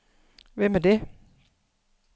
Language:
Danish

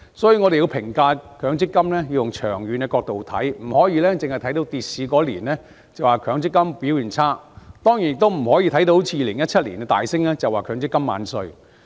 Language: Cantonese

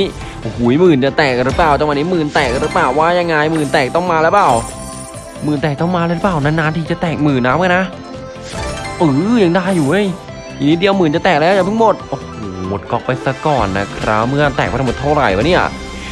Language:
Thai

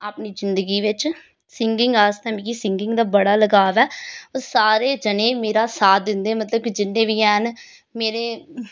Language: Dogri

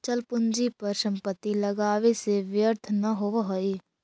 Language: Magahi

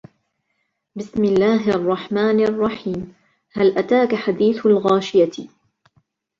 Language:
Arabic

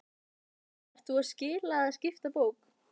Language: Icelandic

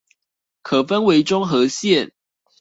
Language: Chinese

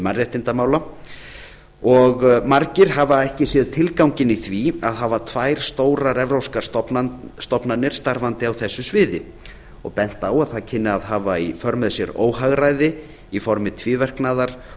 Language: Icelandic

